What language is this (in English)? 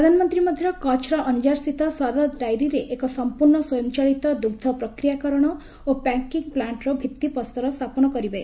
Odia